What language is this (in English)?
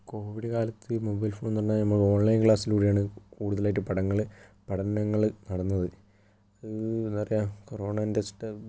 Malayalam